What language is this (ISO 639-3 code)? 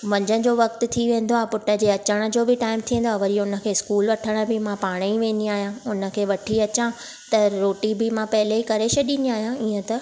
snd